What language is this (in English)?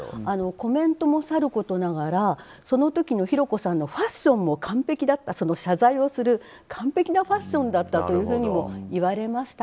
Japanese